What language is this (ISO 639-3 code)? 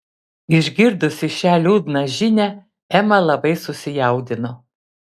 lit